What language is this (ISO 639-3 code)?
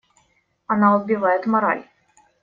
rus